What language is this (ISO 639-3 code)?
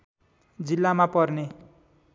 nep